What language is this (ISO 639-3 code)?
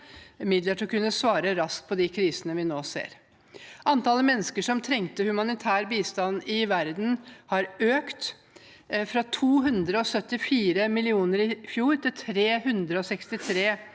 nor